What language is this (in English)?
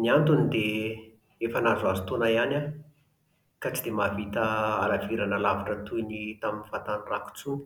Malagasy